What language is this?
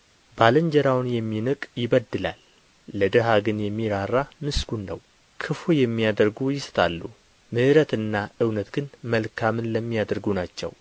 Amharic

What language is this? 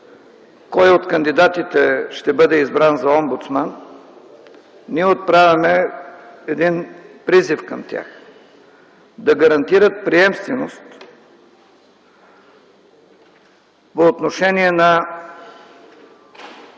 Bulgarian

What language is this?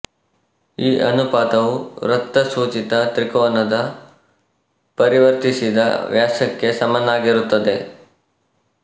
Kannada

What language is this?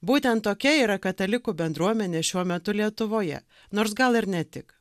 Lithuanian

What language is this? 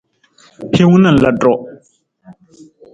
Nawdm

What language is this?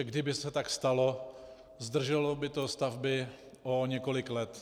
Czech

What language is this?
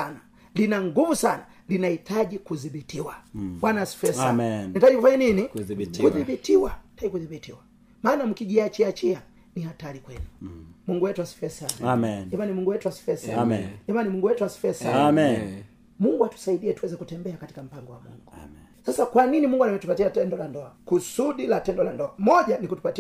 Swahili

